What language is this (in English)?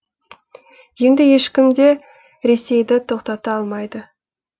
Kazakh